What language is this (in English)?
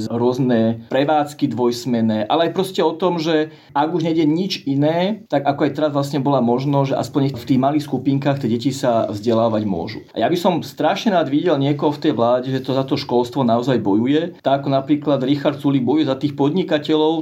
Slovak